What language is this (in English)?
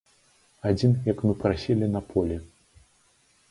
Belarusian